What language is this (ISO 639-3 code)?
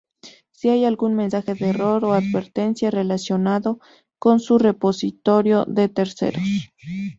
spa